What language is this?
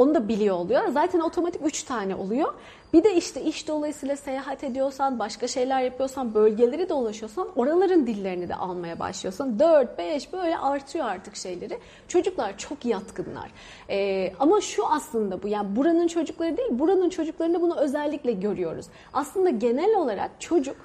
Turkish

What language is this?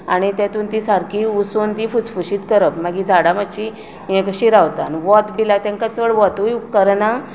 Konkani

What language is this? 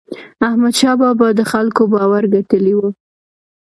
Pashto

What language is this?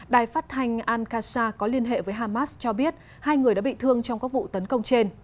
Vietnamese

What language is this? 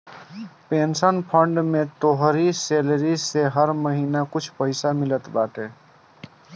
Bhojpuri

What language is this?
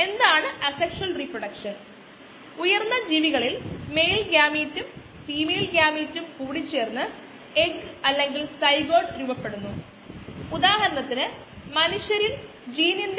Malayalam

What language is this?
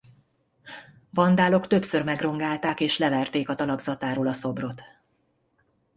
Hungarian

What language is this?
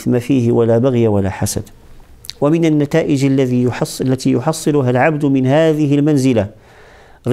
Arabic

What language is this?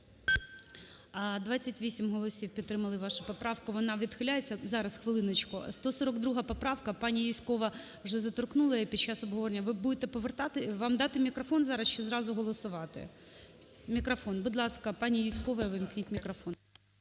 Ukrainian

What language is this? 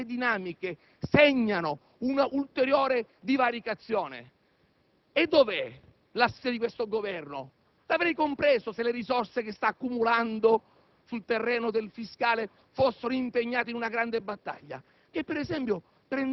Italian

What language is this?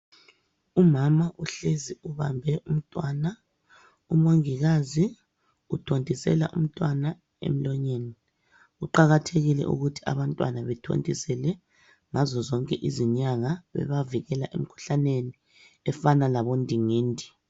North Ndebele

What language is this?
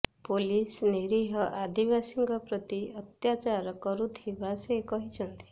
Odia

